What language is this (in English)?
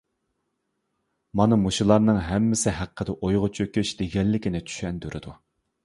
Uyghur